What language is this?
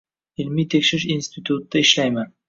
Uzbek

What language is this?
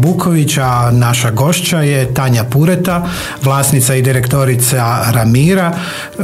Croatian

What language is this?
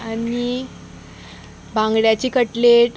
Konkani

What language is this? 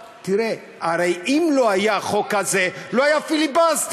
Hebrew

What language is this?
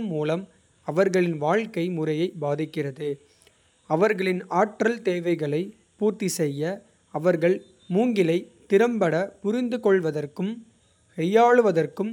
Kota (India)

